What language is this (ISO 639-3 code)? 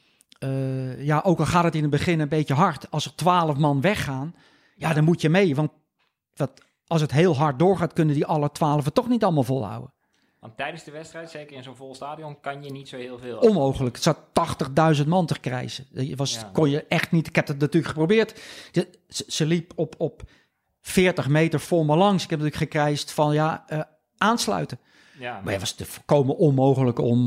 nld